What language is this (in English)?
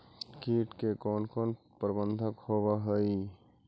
Magahi